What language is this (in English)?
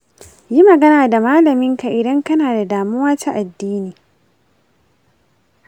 Hausa